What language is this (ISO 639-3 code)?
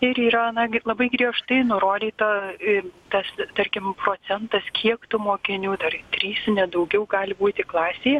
lit